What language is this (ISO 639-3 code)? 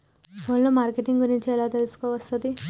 tel